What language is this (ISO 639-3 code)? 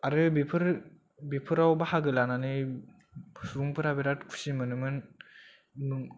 brx